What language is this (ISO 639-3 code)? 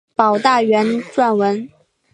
zho